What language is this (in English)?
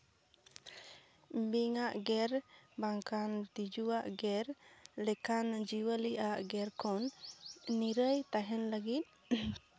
Santali